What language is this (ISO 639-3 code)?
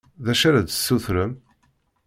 kab